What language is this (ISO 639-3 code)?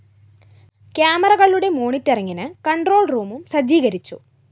mal